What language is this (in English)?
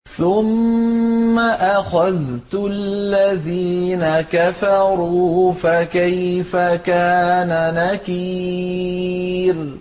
Arabic